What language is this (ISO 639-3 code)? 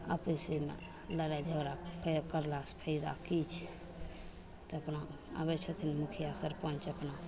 mai